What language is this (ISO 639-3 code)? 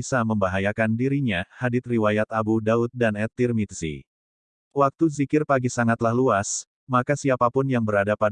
ind